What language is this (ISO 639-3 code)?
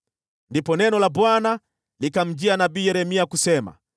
swa